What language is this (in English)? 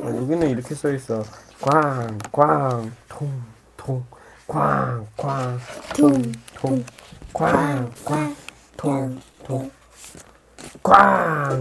Korean